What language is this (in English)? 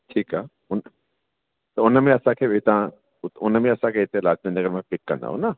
Sindhi